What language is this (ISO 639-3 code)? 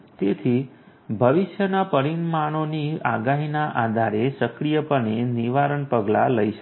guj